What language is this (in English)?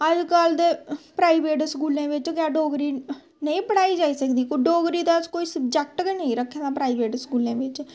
Dogri